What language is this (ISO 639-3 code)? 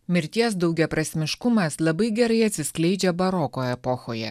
lit